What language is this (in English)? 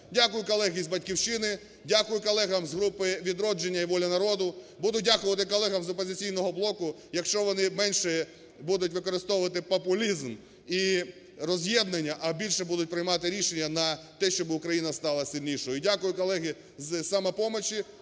Ukrainian